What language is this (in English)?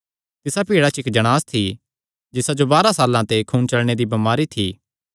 Kangri